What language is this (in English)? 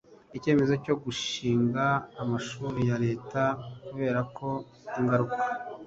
Kinyarwanda